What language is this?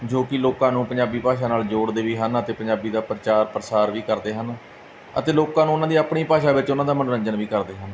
Punjabi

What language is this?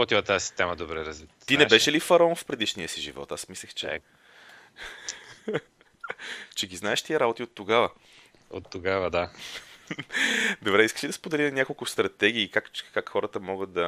Bulgarian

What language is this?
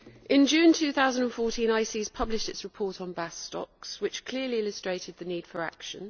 English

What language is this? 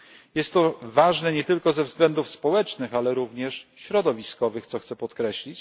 Polish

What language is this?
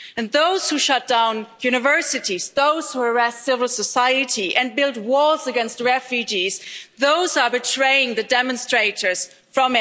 English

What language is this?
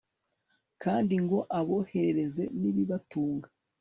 Kinyarwanda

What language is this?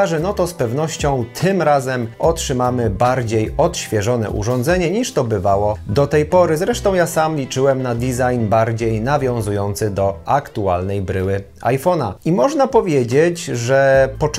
Polish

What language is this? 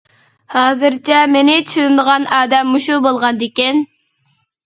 Uyghur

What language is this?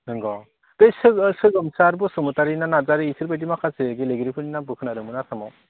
Bodo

